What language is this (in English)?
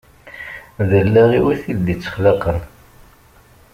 Kabyle